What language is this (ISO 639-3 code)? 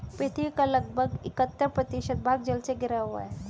hin